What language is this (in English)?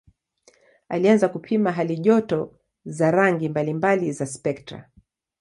Swahili